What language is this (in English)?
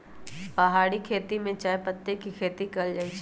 Magahi